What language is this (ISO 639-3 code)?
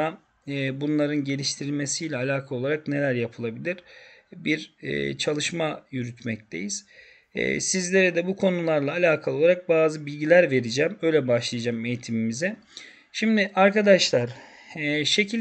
tur